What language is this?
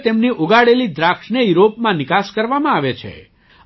Gujarati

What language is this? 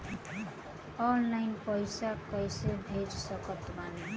Bhojpuri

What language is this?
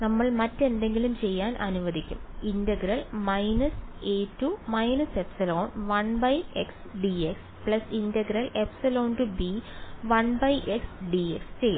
Malayalam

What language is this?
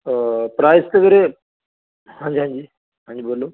Punjabi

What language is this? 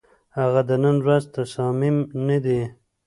Pashto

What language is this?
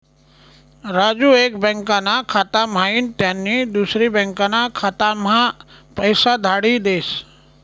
Marathi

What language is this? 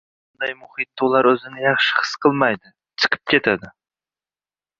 Uzbek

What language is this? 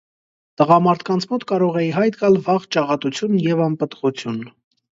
Armenian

